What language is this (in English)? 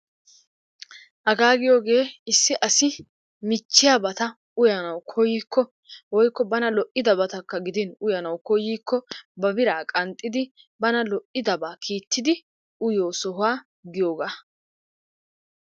Wolaytta